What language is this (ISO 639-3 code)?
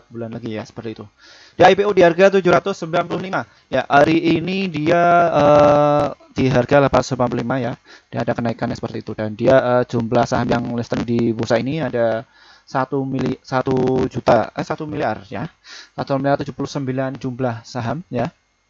ind